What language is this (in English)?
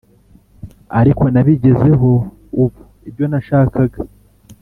Kinyarwanda